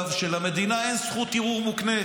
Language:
Hebrew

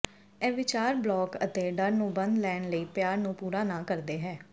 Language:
Punjabi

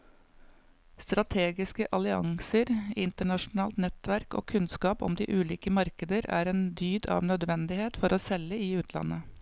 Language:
Norwegian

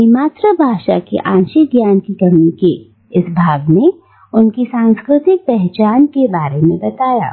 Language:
Hindi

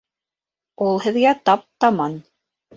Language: Bashkir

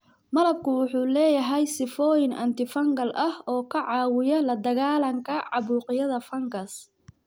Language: Somali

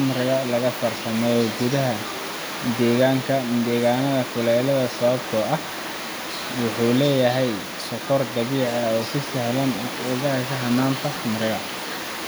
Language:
Somali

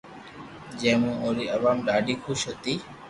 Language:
Loarki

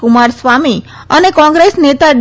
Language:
Gujarati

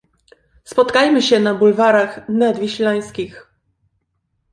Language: Polish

